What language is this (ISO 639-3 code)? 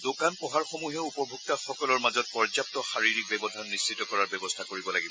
asm